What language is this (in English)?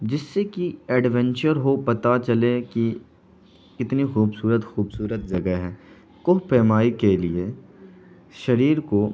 Urdu